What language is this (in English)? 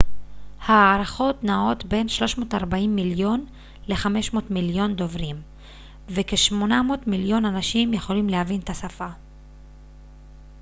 Hebrew